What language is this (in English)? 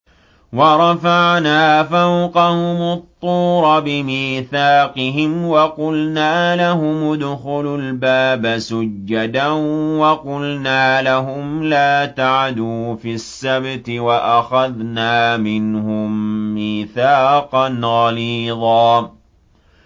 Arabic